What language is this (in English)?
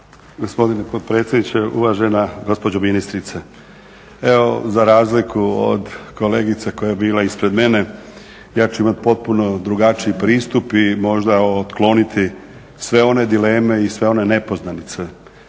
Croatian